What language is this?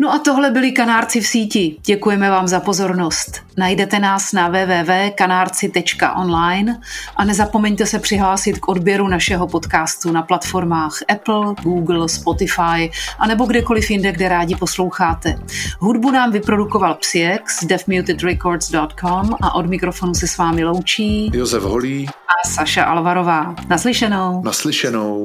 Czech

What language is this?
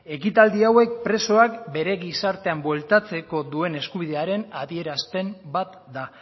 Basque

